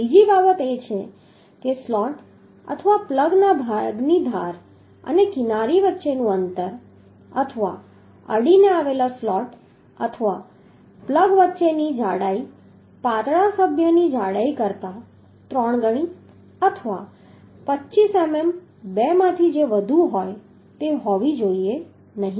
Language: Gujarati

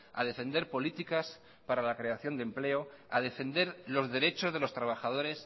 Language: Spanish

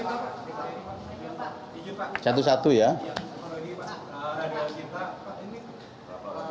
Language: Indonesian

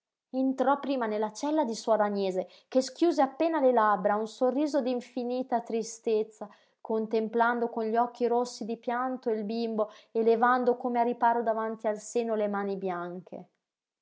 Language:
Italian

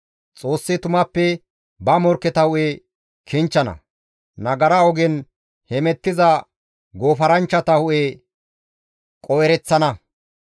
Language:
Gamo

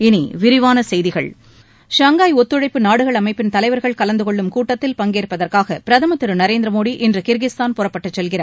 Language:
Tamil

